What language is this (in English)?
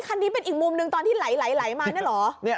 Thai